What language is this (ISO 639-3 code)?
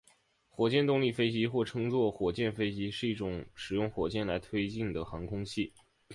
zho